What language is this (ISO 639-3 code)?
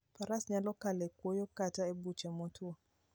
luo